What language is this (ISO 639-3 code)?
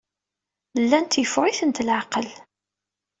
kab